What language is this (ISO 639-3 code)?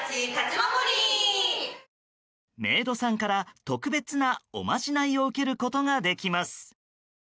jpn